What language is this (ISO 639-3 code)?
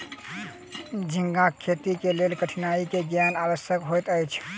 mai